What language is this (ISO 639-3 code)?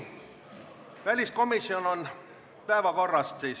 est